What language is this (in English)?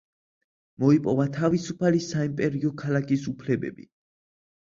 Georgian